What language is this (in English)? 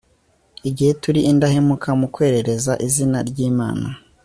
Kinyarwanda